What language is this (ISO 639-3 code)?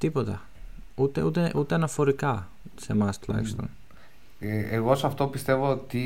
ell